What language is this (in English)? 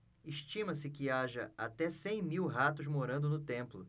Portuguese